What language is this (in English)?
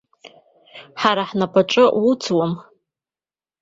Abkhazian